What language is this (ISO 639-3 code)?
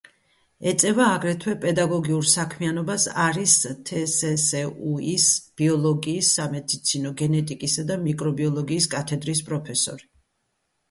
kat